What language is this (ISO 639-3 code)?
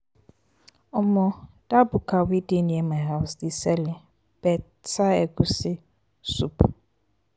pcm